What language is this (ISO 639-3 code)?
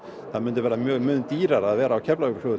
isl